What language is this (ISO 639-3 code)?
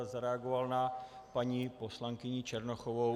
ces